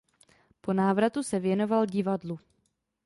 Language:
Czech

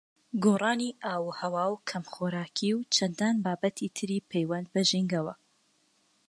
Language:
Central Kurdish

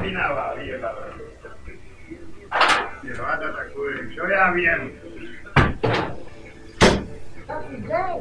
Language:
Slovak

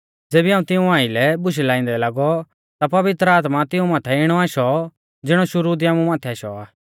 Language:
Mahasu Pahari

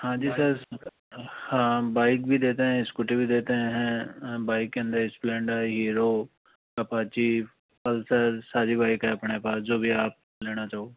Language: Hindi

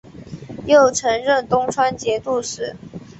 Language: Chinese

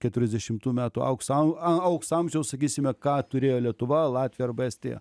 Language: Lithuanian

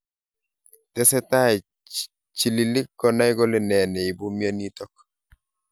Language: Kalenjin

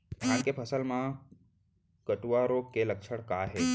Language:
Chhattisgarhi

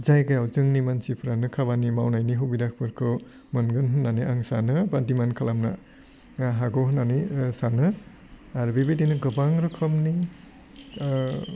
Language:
Bodo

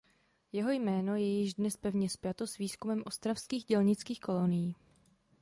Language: Czech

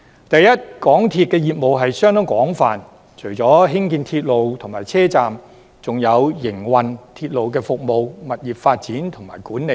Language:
Cantonese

